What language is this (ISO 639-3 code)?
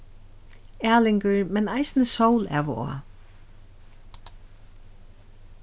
fao